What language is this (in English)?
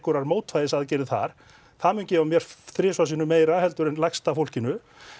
Icelandic